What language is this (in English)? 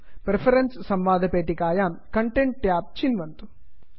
Sanskrit